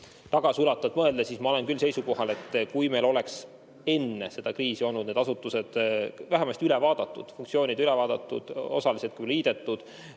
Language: Estonian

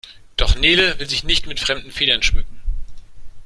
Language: German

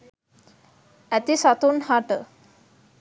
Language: Sinhala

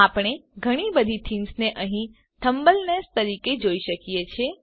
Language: Gujarati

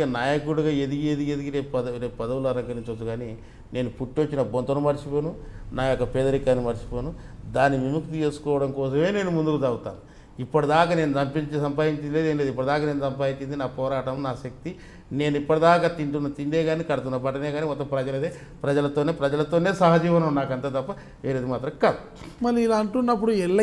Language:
Telugu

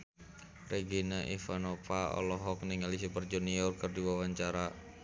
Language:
Sundanese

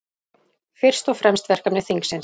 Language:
Icelandic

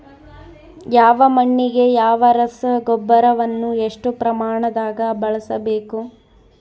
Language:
Kannada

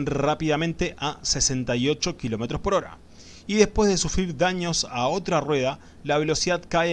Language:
Spanish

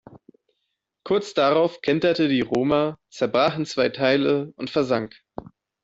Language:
German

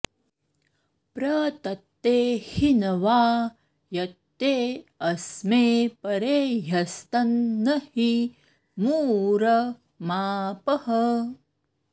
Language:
Sanskrit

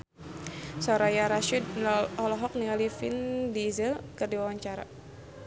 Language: Sundanese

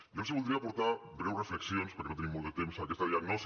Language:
Catalan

